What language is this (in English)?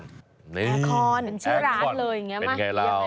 Thai